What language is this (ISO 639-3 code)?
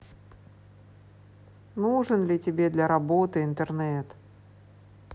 rus